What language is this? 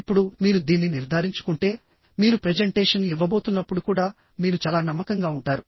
Telugu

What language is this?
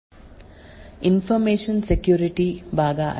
Kannada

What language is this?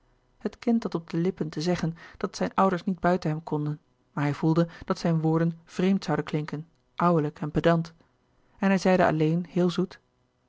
Dutch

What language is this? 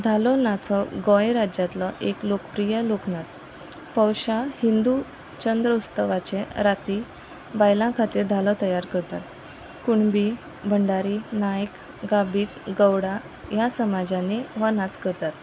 Konkani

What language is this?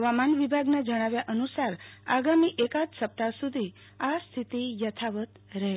Gujarati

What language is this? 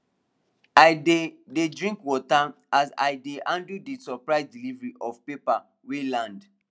Nigerian Pidgin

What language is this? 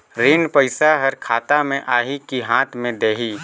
Chhattisgarhi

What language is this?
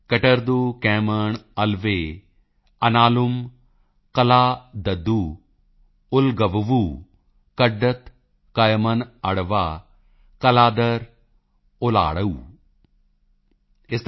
Punjabi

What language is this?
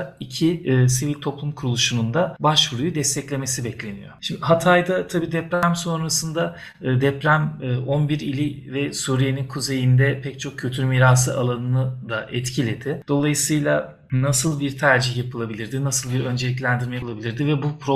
Turkish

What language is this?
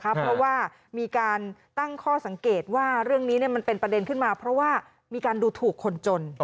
Thai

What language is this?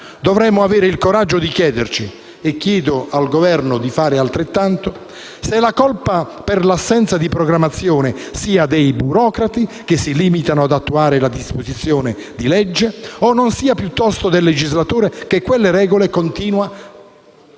Italian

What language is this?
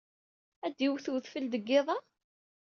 Kabyle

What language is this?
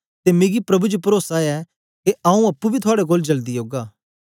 Dogri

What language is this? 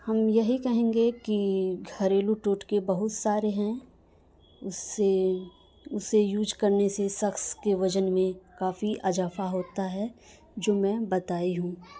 Urdu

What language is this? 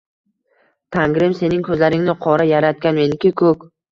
Uzbek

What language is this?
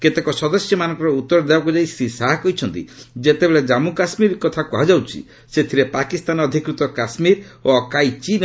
Odia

